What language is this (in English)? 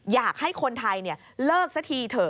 Thai